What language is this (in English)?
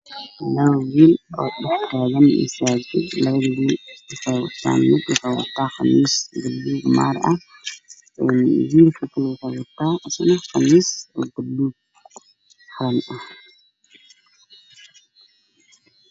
Somali